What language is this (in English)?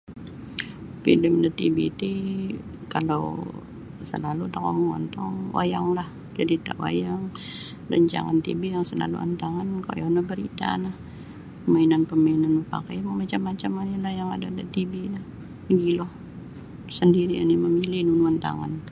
Sabah Bisaya